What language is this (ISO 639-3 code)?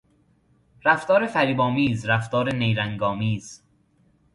fas